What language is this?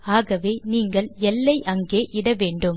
Tamil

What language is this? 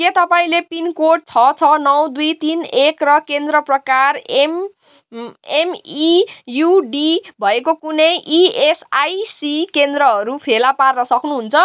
Nepali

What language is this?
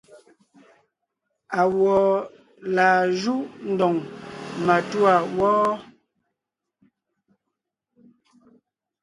Ngiemboon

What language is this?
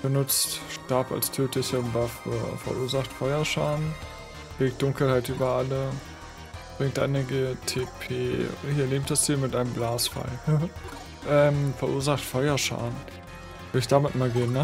German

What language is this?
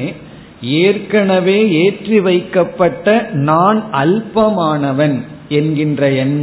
Tamil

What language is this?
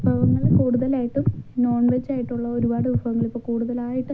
Malayalam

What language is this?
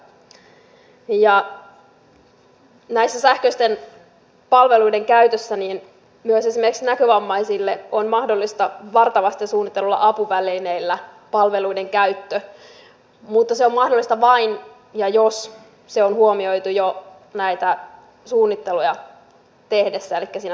Finnish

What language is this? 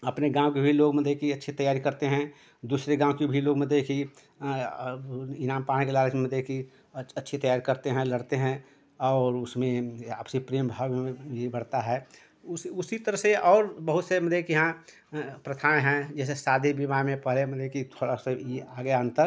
Hindi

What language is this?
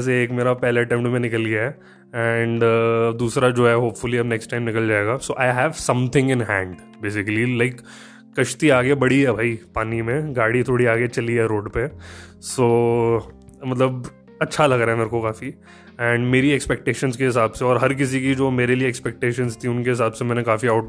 Hindi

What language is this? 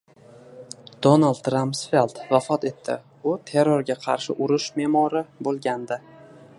Uzbek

